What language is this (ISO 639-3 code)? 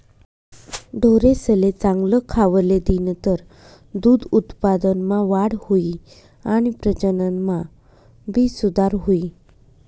mar